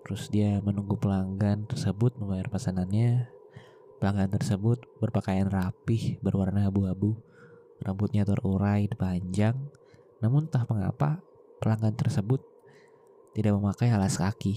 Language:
Indonesian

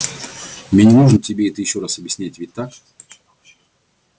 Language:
Russian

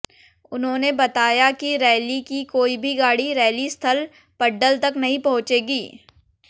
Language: Hindi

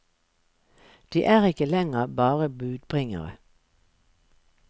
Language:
Norwegian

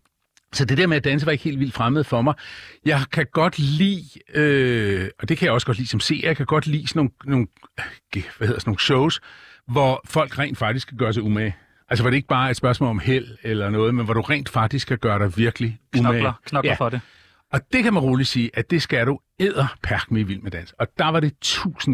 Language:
Danish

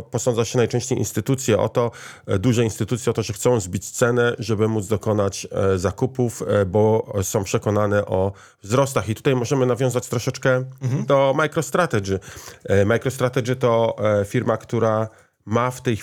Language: Polish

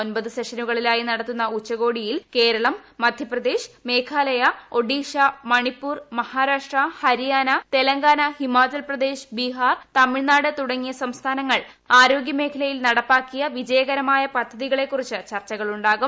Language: Malayalam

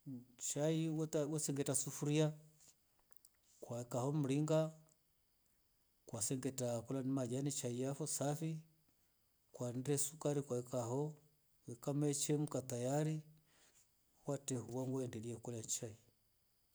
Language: Rombo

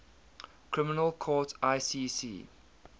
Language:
English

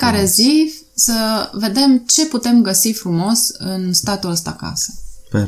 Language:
Romanian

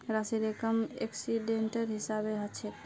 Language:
Magahi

